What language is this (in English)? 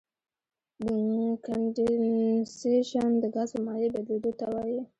Pashto